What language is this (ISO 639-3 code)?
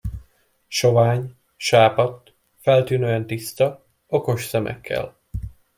hun